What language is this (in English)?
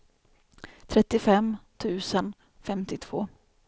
Swedish